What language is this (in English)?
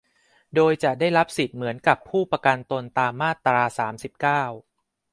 Thai